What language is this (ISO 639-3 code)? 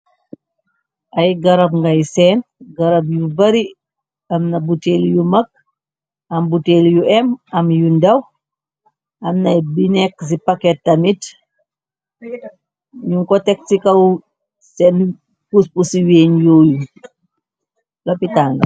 wol